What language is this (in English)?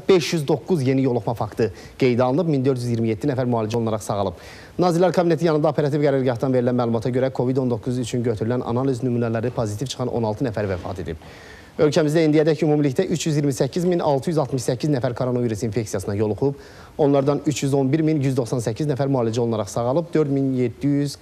Turkish